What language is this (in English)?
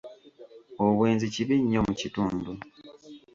Ganda